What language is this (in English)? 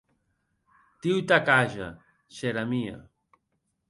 Occitan